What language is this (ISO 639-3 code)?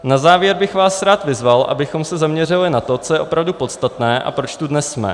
ces